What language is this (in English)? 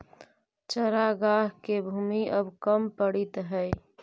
Magahi